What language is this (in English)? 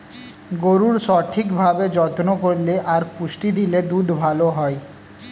Bangla